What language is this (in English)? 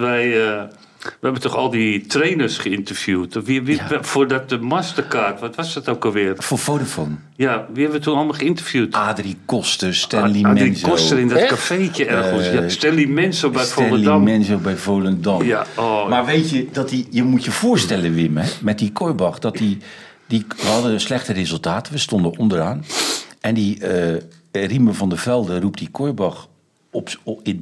Dutch